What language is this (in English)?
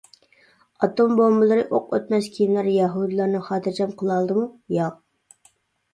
Uyghur